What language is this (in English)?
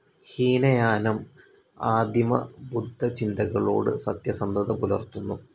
Malayalam